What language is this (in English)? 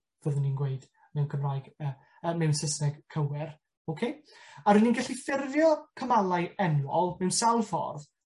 Welsh